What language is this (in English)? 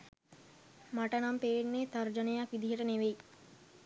Sinhala